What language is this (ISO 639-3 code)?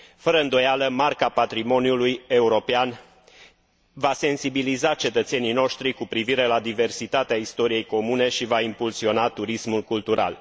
ron